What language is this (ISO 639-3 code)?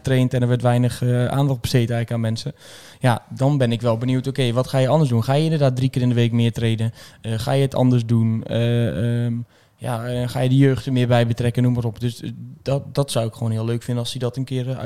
nld